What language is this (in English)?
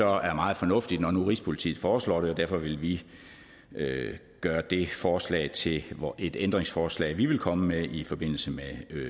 Danish